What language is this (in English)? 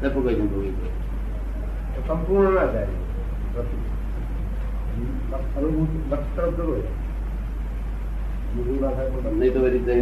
Gujarati